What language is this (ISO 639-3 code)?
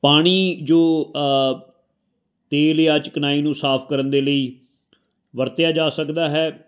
pan